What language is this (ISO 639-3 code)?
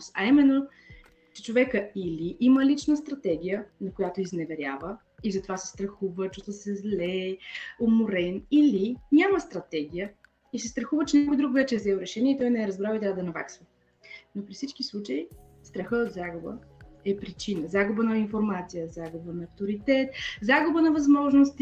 bul